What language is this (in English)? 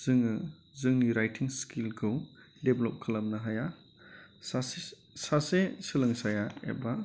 Bodo